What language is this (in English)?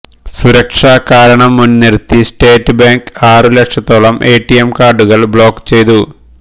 Malayalam